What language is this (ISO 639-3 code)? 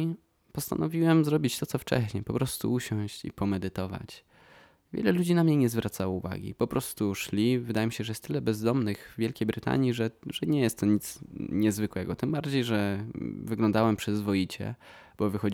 pol